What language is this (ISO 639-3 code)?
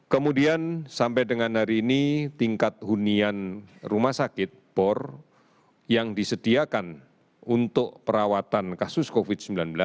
ind